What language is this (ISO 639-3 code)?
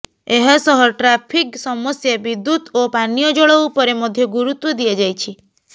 ori